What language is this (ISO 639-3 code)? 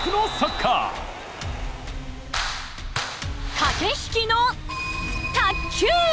jpn